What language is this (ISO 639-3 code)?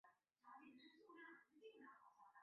zho